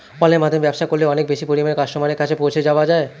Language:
Bangla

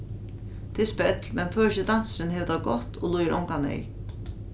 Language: Faroese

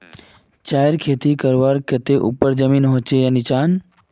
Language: Magahi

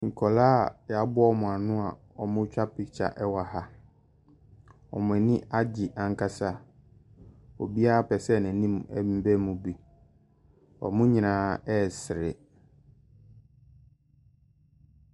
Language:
Akan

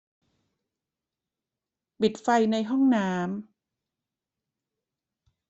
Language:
Thai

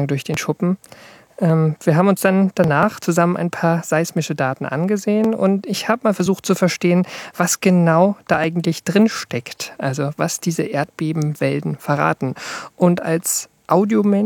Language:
German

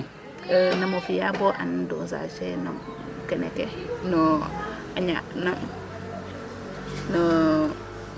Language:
Serer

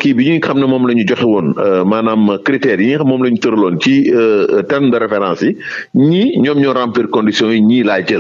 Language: French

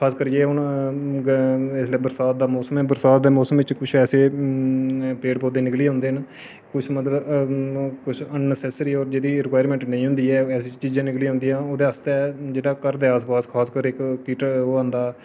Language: Dogri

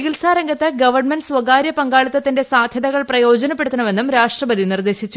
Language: Malayalam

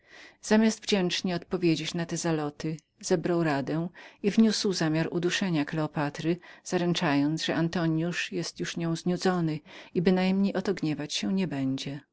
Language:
Polish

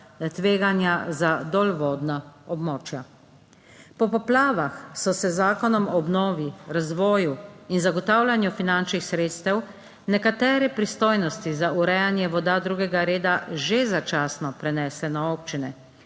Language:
Slovenian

